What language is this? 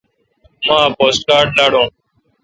Kalkoti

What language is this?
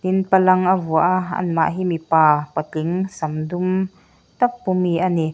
Mizo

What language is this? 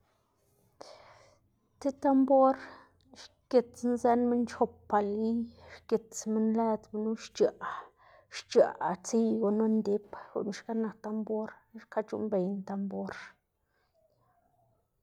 Xanaguía Zapotec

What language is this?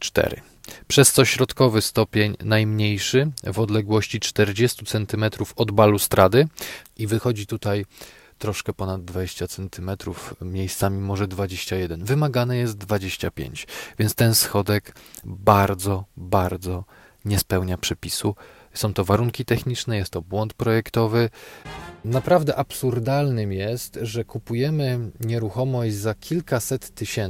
Polish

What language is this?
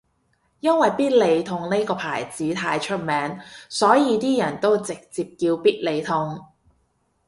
Cantonese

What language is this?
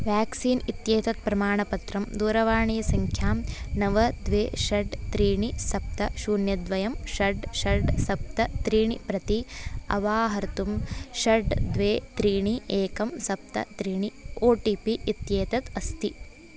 Sanskrit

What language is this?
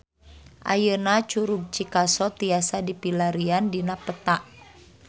Sundanese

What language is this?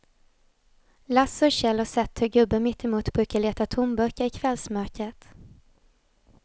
Swedish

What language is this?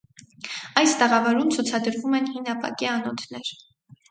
Armenian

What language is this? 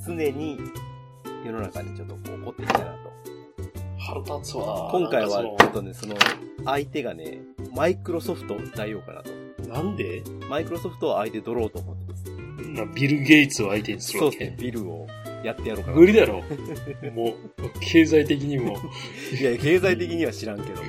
Japanese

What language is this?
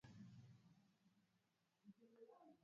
Swahili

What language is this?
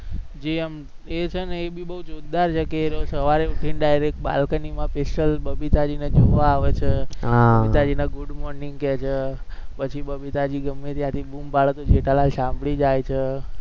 Gujarati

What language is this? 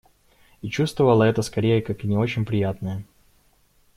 Russian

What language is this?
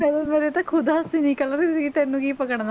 Punjabi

